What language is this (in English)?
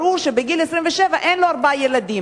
Hebrew